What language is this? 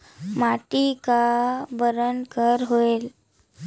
Chhattisgarhi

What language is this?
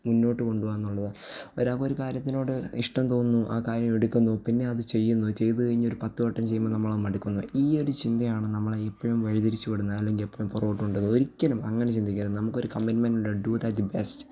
Malayalam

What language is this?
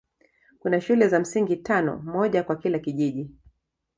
Swahili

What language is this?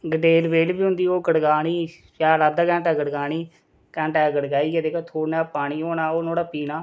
Dogri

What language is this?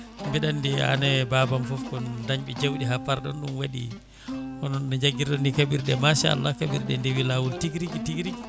Fula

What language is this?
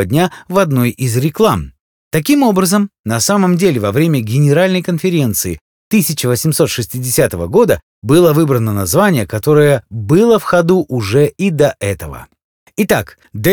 Russian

